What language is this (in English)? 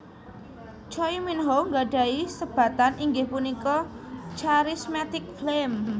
Javanese